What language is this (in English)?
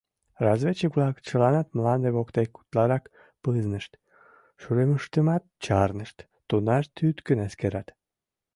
Mari